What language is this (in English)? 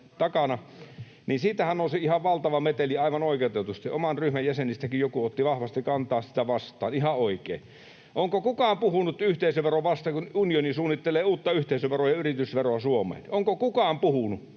Finnish